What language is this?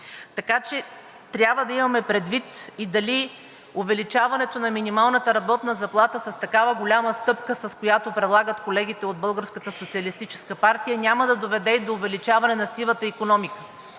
Bulgarian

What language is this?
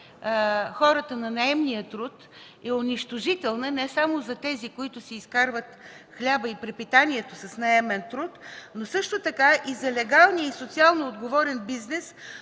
Bulgarian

